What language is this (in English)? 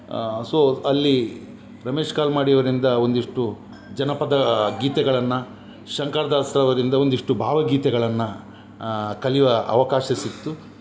Kannada